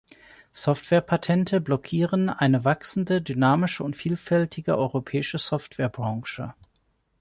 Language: German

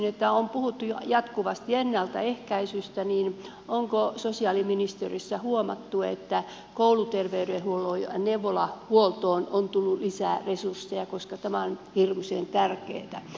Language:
Finnish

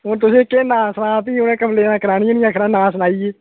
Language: Dogri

